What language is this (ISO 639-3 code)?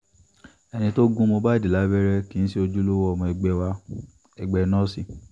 yor